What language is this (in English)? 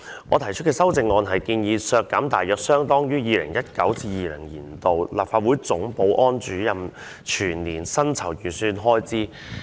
Cantonese